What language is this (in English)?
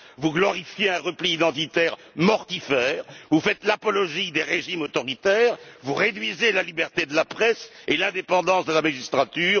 French